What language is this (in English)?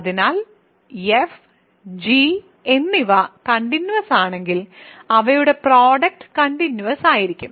Malayalam